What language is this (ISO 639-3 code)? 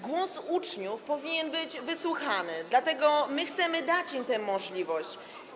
pol